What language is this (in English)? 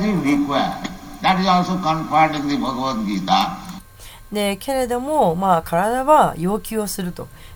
Japanese